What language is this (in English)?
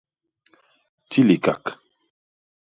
Basaa